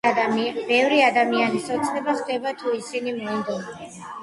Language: Georgian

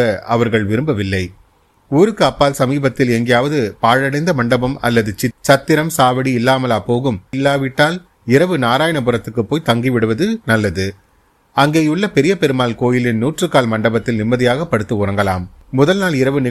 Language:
Tamil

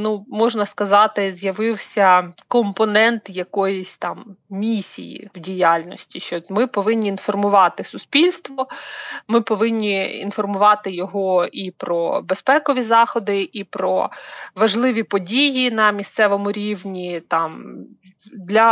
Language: Ukrainian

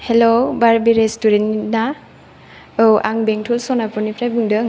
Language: Bodo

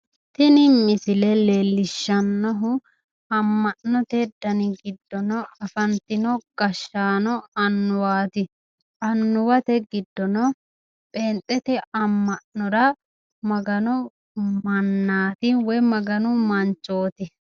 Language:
Sidamo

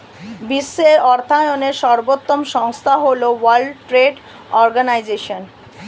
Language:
Bangla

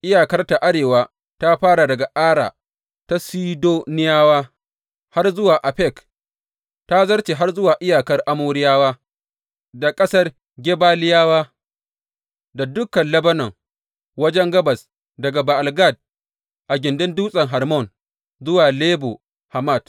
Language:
Hausa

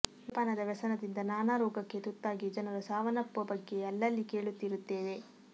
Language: Kannada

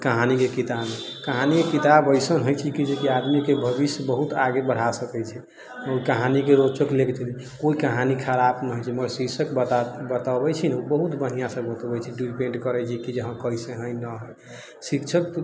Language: Maithili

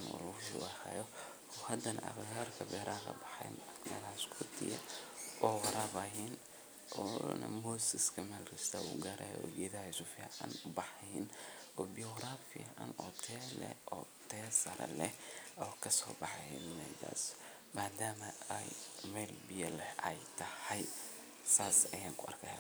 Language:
Somali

